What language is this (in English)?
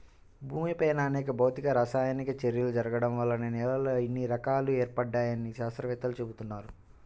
Telugu